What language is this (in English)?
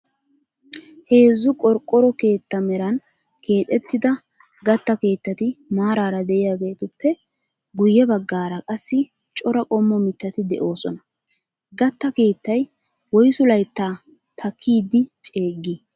Wolaytta